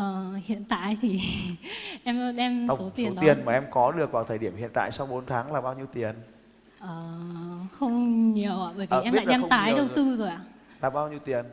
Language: Vietnamese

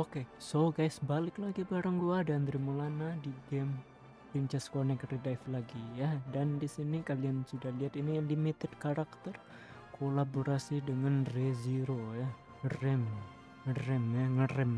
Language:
Indonesian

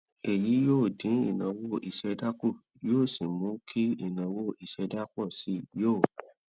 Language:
Yoruba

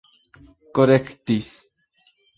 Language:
Esperanto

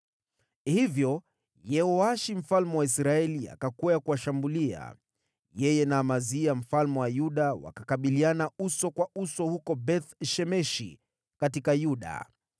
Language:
Swahili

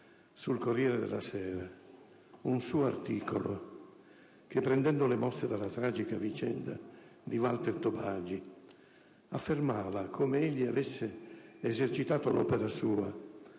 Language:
Italian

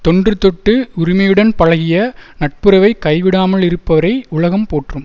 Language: Tamil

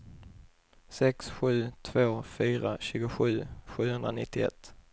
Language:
Swedish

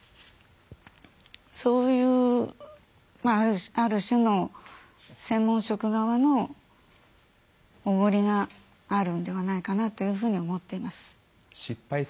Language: Japanese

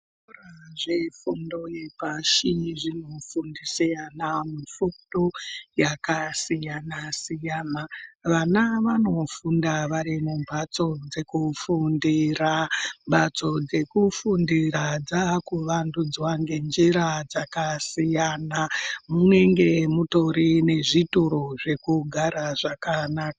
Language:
Ndau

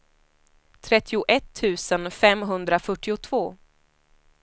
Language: Swedish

